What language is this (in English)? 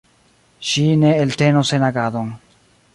Esperanto